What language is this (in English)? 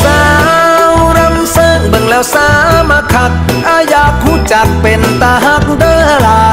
Thai